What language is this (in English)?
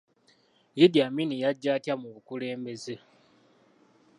Ganda